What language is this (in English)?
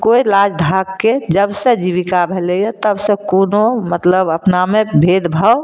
Maithili